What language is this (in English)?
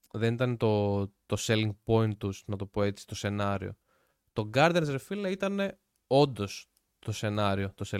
Greek